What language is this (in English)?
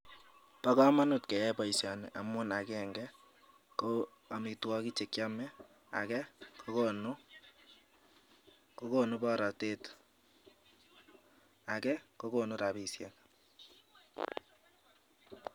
Kalenjin